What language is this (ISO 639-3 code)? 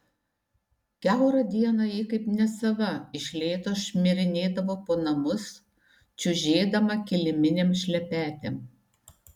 lit